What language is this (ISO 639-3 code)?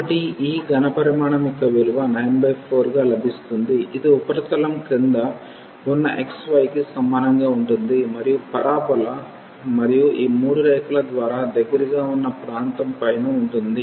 tel